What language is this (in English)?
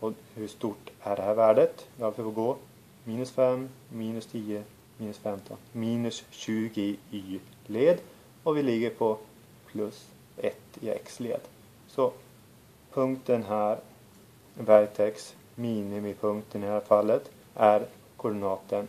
Swedish